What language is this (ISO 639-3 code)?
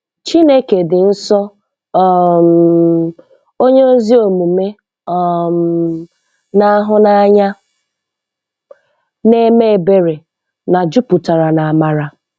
ibo